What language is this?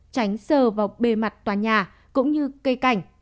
Vietnamese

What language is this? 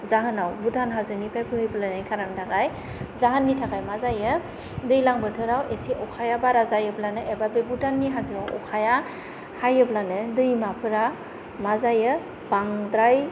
Bodo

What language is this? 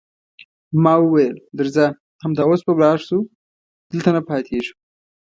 Pashto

